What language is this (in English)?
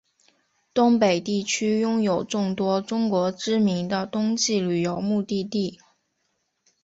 Chinese